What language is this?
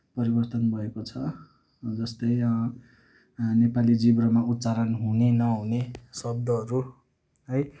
Nepali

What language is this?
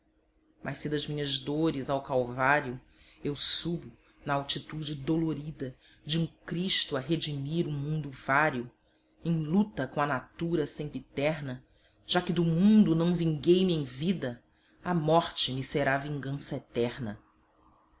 Portuguese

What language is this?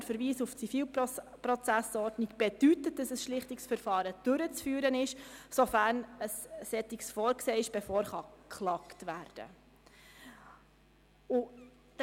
Swiss German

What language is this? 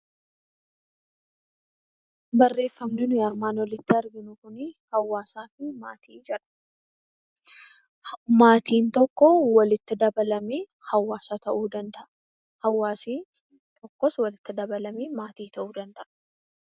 Oromo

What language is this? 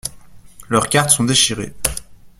French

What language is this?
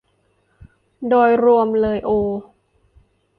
Thai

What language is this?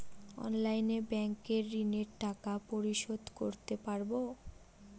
Bangla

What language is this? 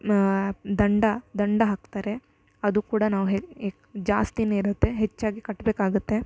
Kannada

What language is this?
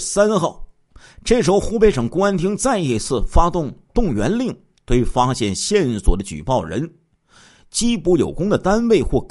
Chinese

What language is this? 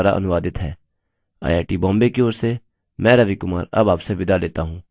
Hindi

